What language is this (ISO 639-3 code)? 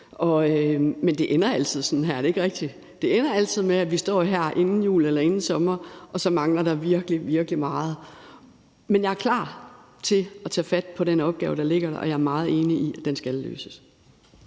dan